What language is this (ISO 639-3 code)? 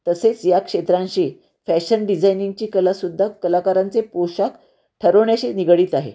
mar